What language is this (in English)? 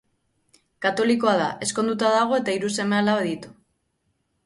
Basque